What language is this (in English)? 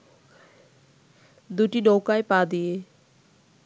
Bangla